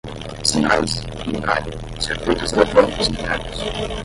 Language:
Portuguese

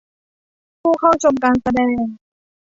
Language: Thai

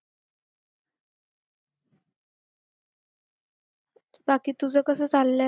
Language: Marathi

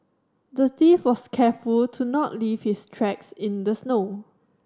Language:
English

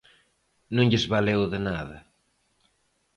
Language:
Galician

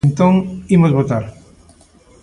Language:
Galician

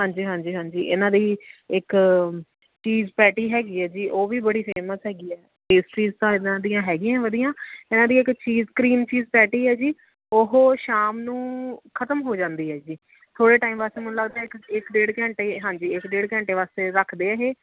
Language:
Punjabi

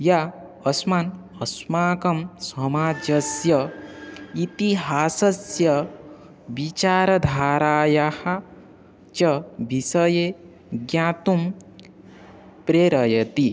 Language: Sanskrit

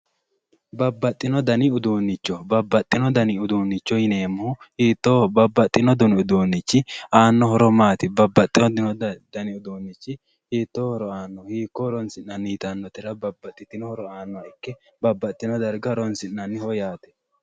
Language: Sidamo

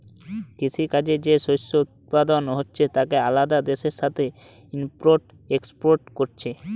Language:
Bangla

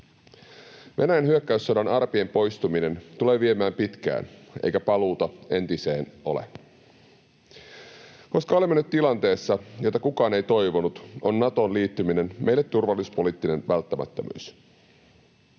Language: Finnish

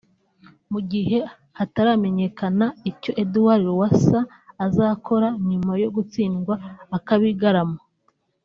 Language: Kinyarwanda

